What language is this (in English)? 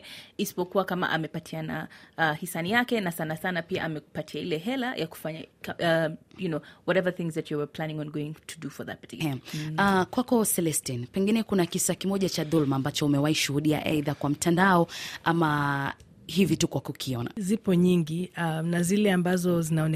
Swahili